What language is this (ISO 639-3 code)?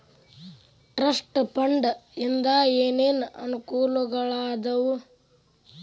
kan